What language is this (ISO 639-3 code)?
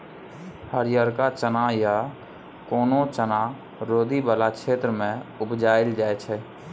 mai